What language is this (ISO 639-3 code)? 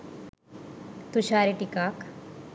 sin